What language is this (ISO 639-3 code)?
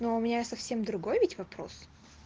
rus